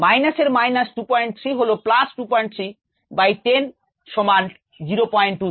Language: Bangla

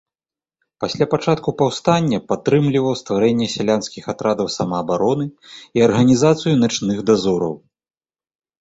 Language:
Belarusian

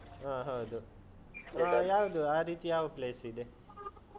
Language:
Kannada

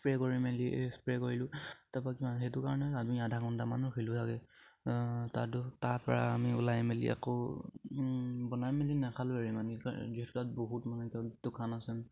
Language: Assamese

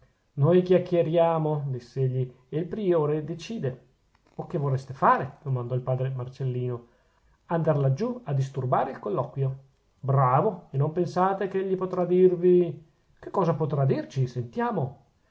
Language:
Italian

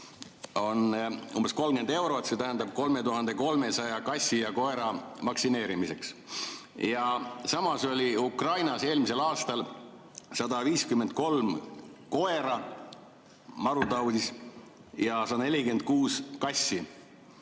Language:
Estonian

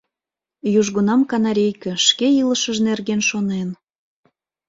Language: Mari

